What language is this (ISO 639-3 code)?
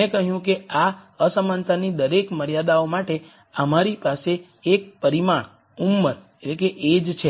guj